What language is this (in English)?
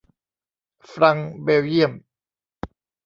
Thai